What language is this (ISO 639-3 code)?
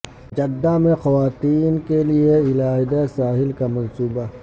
urd